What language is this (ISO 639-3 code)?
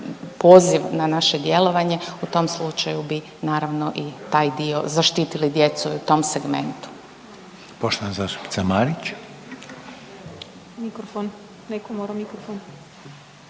hrv